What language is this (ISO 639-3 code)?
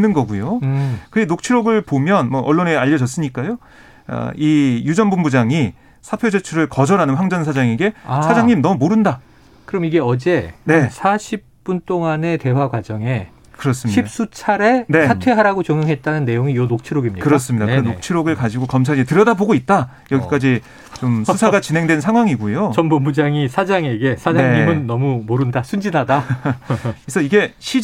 kor